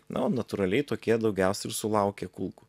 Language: Lithuanian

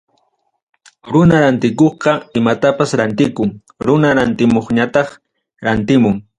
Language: Ayacucho Quechua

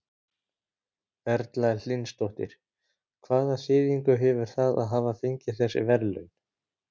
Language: Icelandic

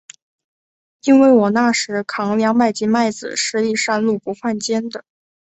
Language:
Chinese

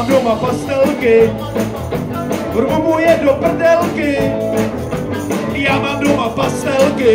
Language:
Czech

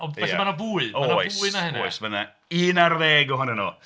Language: Welsh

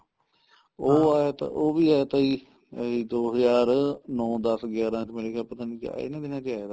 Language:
Punjabi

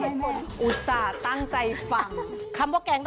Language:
Thai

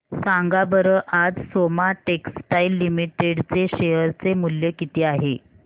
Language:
Marathi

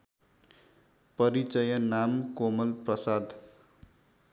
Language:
Nepali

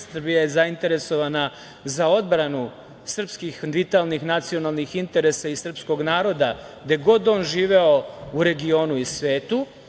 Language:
Serbian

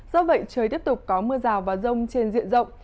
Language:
Vietnamese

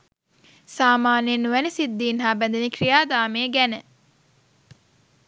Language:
Sinhala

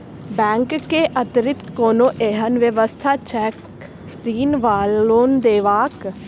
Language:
Maithili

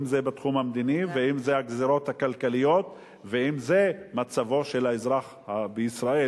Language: Hebrew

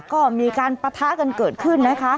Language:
Thai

